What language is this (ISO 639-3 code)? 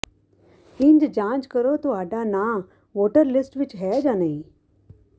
pan